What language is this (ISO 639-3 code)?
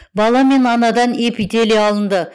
kaz